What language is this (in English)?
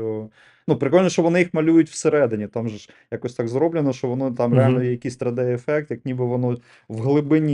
Ukrainian